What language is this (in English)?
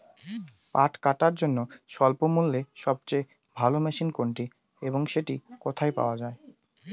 Bangla